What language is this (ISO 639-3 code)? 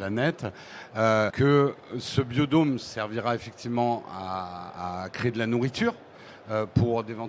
fra